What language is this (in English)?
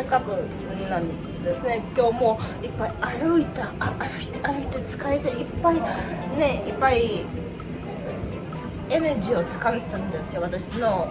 Japanese